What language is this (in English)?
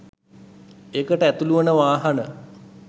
Sinhala